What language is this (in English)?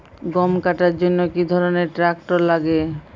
Bangla